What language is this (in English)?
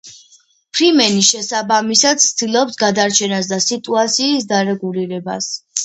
Georgian